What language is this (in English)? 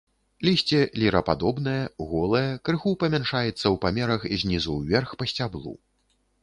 Belarusian